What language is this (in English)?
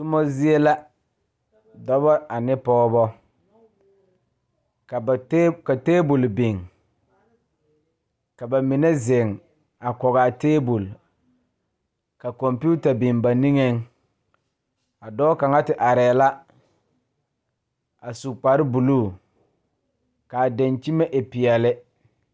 Southern Dagaare